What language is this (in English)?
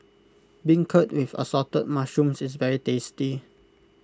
English